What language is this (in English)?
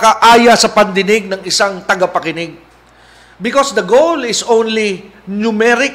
Filipino